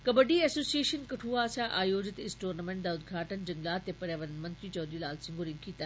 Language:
Dogri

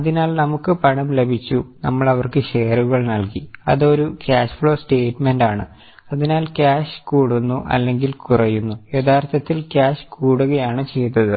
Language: Malayalam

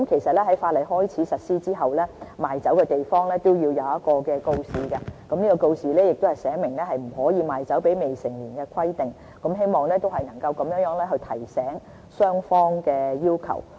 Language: Cantonese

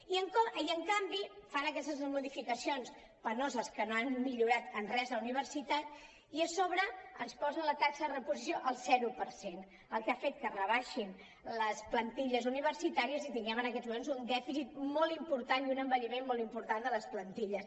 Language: Catalan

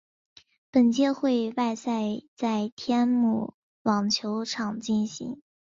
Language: Chinese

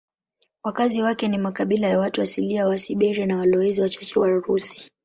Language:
Swahili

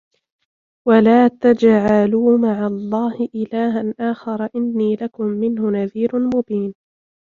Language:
Arabic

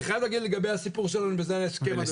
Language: Hebrew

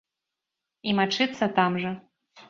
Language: Belarusian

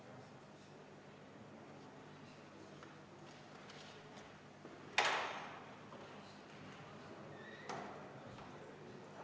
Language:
Estonian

